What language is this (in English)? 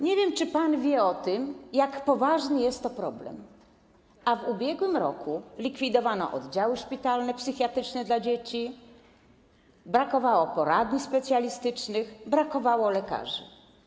Polish